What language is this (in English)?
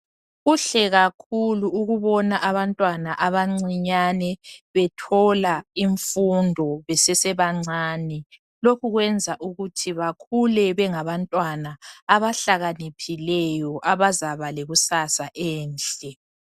North Ndebele